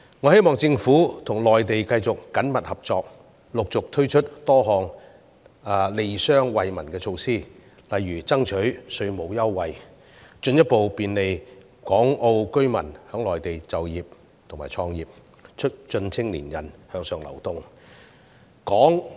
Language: Cantonese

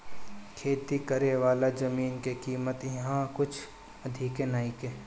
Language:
Bhojpuri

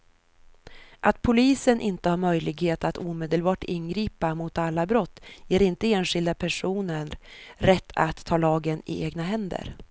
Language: Swedish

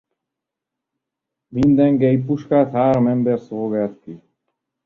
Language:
Hungarian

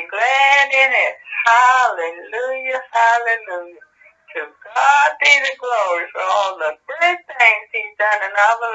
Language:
English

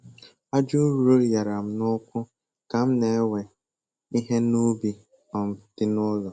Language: Igbo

